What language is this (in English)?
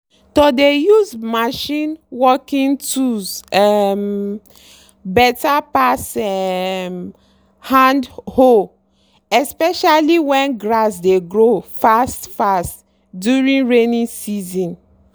Nigerian Pidgin